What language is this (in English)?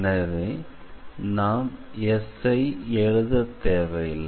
Tamil